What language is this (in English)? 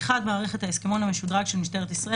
Hebrew